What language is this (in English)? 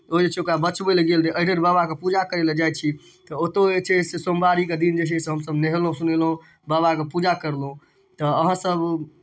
Maithili